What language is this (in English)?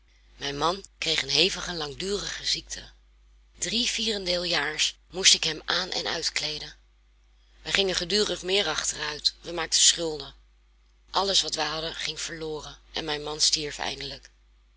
Dutch